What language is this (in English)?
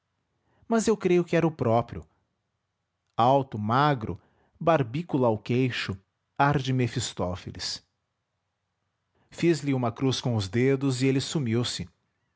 Portuguese